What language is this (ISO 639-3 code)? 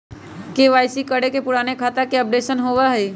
mag